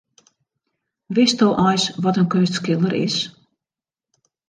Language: Western Frisian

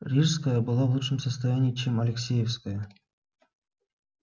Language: Russian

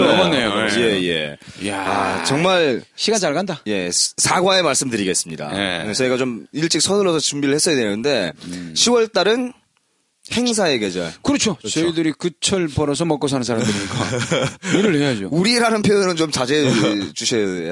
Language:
Korean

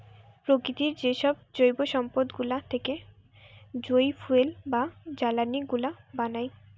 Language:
Bangla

